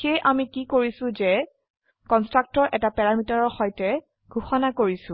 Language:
Assamese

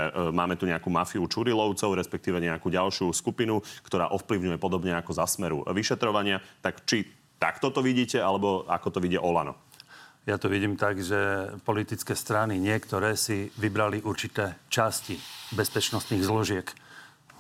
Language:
Slovak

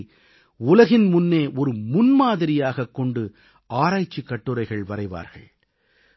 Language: Tamil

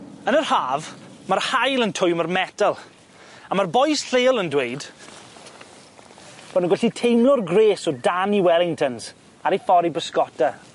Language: Welsh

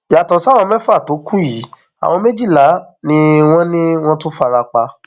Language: Yoruba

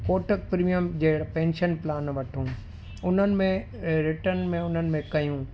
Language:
Sindhi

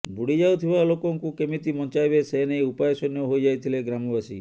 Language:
Odia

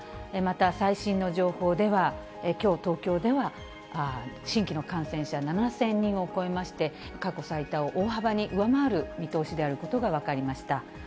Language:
Japanese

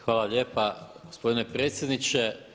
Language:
Croatian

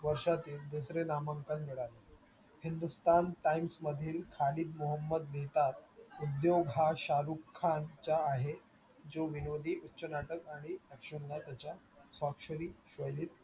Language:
Marathi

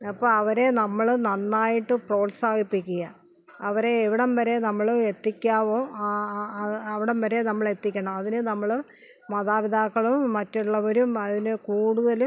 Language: Malayalam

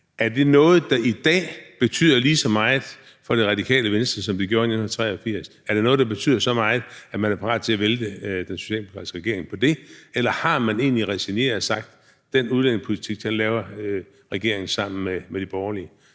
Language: Danish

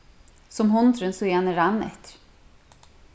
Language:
Faroese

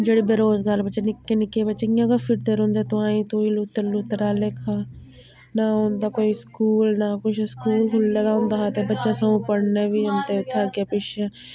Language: Dogri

